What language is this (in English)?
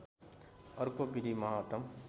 Nepali